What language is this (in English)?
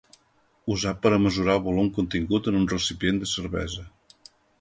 Catalan